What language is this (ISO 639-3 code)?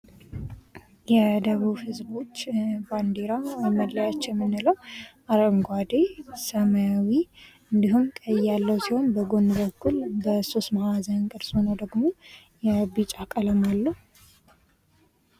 amh